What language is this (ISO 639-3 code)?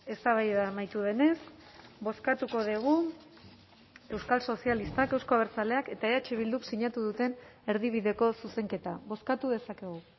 eus